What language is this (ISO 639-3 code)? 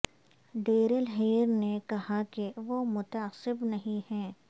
urd